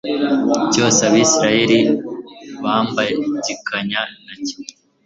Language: Kinyarwanda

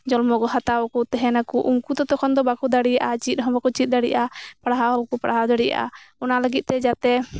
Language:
Santali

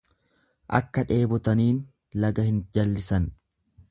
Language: Oromo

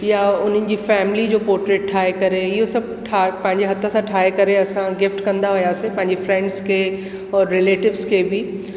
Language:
Sindhi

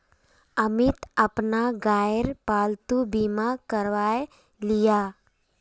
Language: Magahi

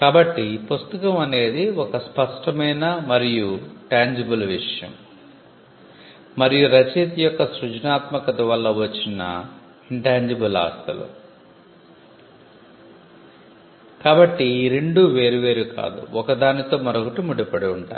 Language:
Telugu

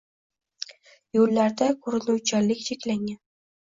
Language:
Uzbek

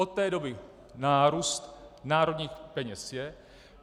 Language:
Czech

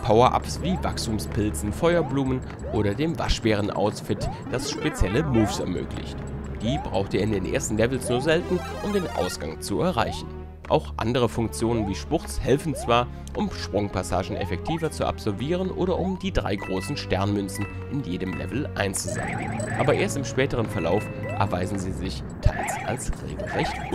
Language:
German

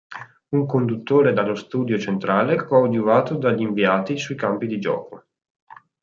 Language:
Italian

